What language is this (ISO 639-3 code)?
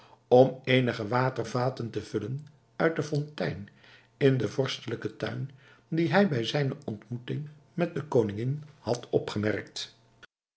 nld